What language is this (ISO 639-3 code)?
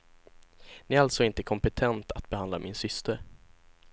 swe